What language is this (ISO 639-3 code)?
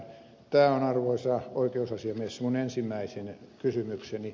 fin